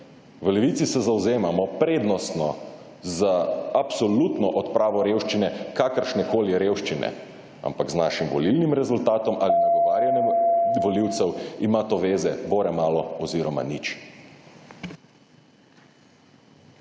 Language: Slovenian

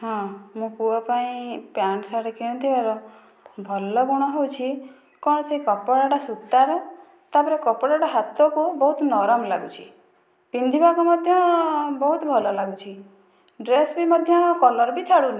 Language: Odia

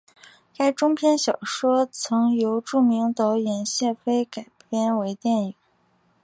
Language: Chinese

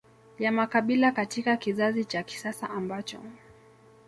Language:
Swahili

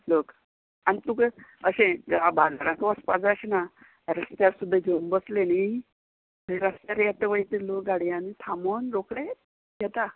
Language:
Konkani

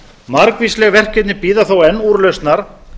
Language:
Icelandic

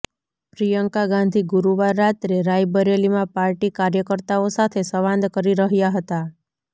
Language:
Gujarati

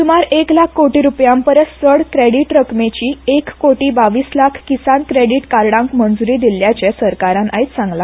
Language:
Konkani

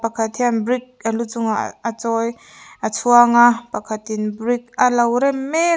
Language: Mizo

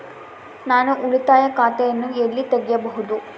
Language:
Kannada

